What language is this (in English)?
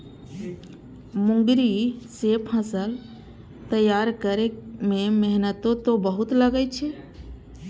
Maithili